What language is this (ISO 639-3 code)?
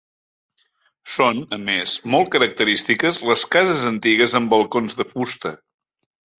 cat